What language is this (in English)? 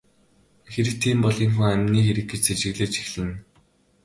Mongolian